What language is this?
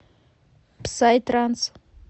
Russian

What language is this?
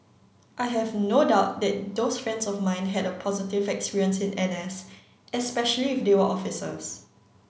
English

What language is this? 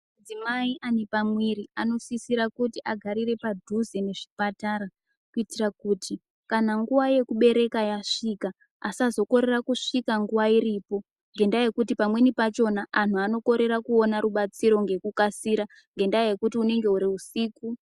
Ndau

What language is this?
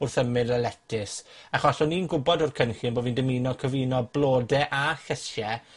Welsh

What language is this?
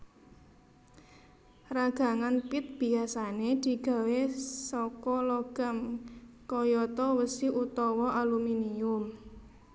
Javanese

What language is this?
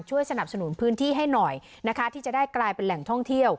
Thai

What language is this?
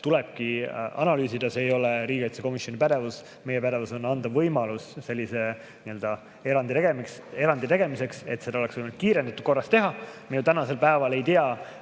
Estonian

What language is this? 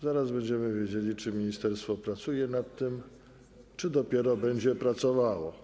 Polish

